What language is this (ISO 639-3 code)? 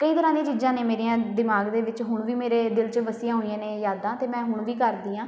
pan